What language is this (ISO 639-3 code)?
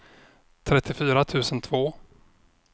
swe